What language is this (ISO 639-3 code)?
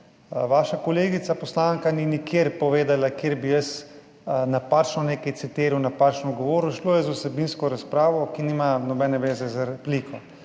slv